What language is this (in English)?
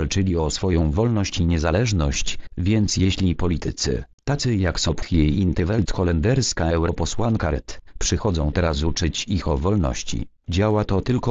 Polish